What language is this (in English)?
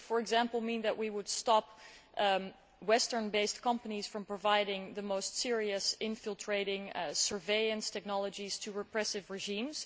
English